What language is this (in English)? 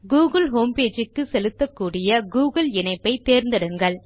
Tamil